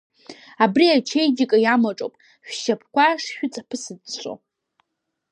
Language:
Abkhazian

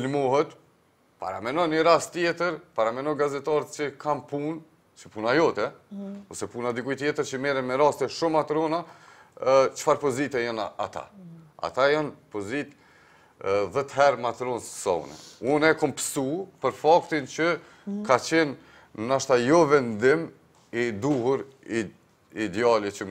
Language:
Romanian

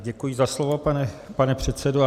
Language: Czech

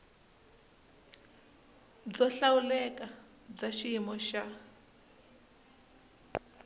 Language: Tsonga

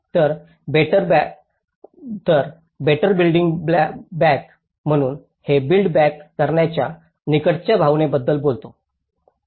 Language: Marathi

